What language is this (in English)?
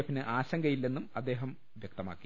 Malayalam